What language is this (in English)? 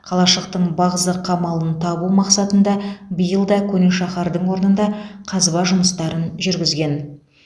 Kazakh